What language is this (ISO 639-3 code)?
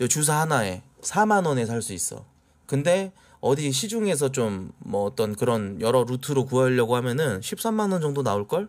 kor